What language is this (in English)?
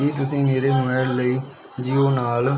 Punjabi